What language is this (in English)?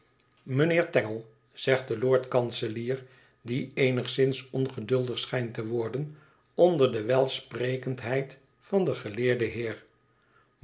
Dutch